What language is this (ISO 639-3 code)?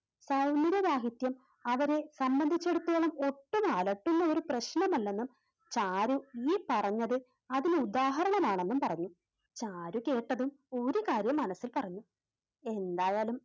mal